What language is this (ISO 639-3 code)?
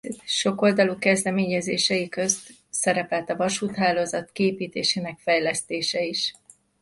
hun